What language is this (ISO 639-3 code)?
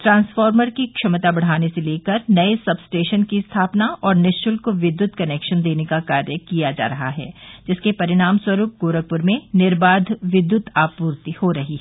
hin